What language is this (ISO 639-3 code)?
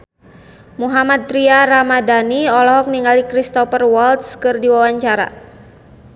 sun